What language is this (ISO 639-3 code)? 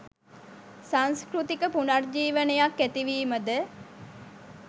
sin